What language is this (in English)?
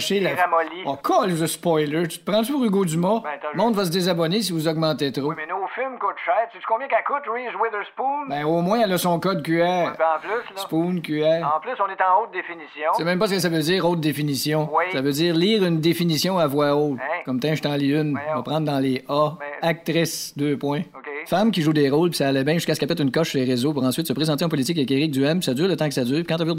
French